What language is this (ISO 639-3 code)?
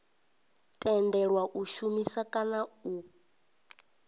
ven